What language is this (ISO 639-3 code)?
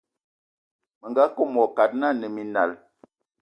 ewo